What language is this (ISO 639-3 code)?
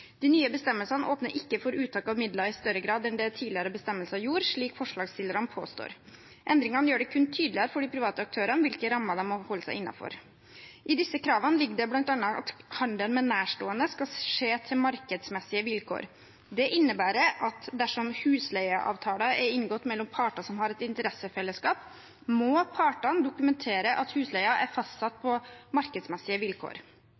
nob